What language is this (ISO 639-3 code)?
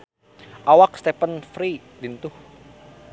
sun